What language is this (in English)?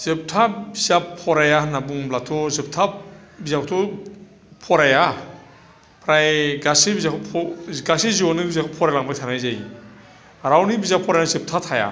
Bodo